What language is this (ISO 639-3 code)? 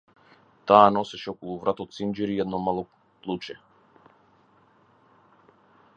mkd